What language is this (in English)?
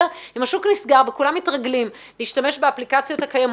Hebrew